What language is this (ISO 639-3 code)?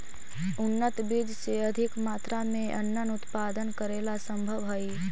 mag